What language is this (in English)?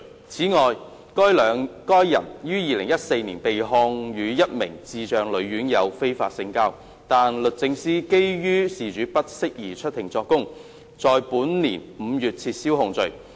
Cantonese